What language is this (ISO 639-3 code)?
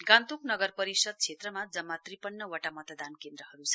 nep